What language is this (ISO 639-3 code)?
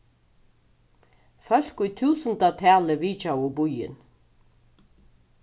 fao